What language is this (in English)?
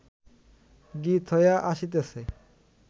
Bangla